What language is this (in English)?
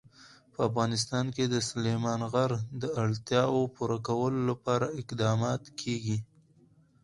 Pashto